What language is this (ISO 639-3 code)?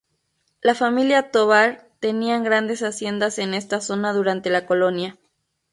spa